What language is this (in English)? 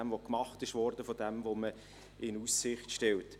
Swiss German